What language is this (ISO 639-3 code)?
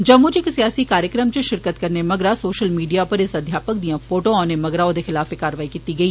doi